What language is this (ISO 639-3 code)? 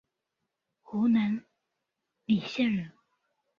zho